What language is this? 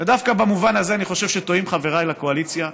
Hebrew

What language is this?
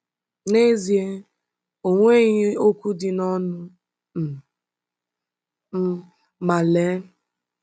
Igbo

